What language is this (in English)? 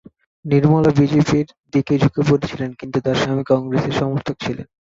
Bangla